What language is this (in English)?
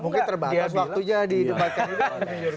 Indonesian